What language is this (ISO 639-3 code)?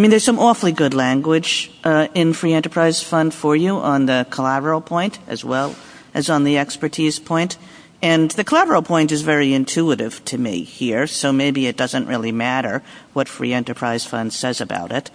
eng